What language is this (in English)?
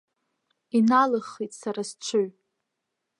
Abkhazian